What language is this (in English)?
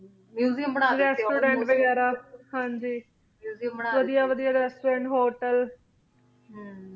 Punjabi